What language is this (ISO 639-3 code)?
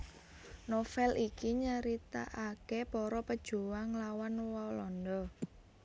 jav